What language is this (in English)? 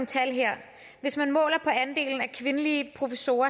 Danish